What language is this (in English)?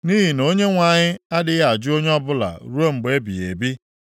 Igbo